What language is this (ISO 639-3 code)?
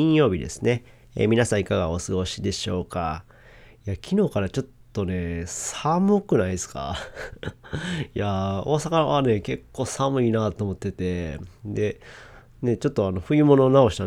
jpn